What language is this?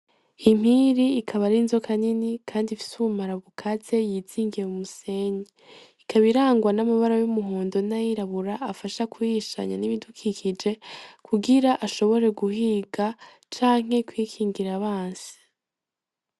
Rundi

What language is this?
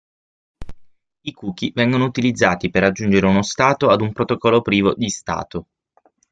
Italian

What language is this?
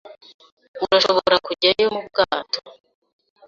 Kinyarwanda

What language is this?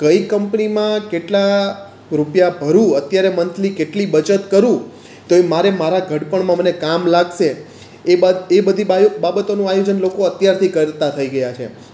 Gujarati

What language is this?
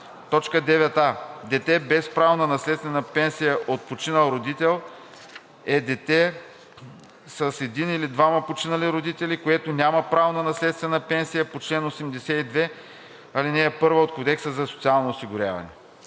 Bulgarian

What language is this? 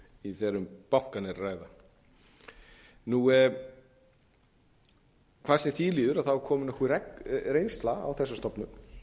Icelandic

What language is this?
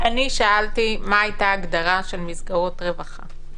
Hebrew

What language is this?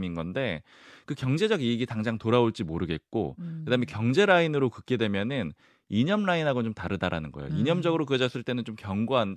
Korean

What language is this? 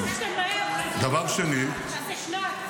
Hebrew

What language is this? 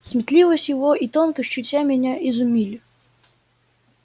Russian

